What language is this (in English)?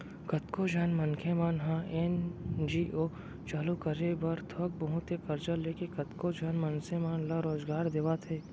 Chhattisgarhi